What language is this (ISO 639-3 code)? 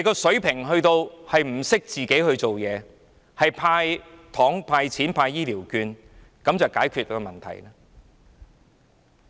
yue